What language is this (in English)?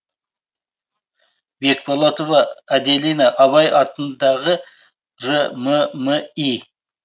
Kazakh